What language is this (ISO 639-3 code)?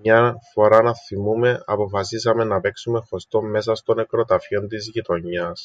ell